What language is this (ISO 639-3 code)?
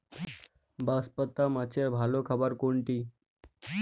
ben